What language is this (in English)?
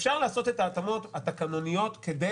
Hebrew